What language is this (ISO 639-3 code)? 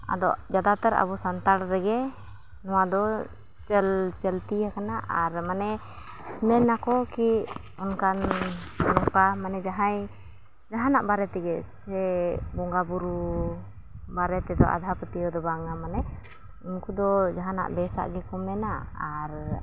sat